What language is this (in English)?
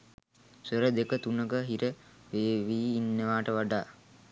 Sinhala